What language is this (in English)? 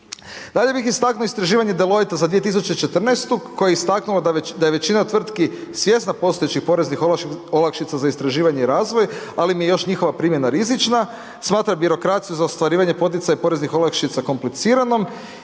Croatian